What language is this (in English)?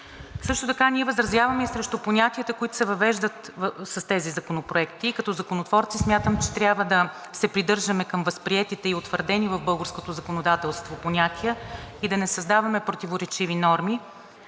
Bulgarian